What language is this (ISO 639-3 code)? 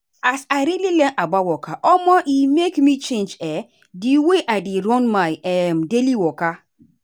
pcm